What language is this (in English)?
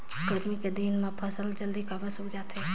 Chhattisgarhi